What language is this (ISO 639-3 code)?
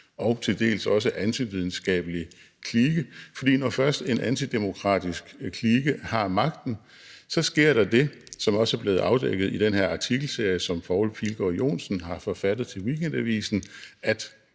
dan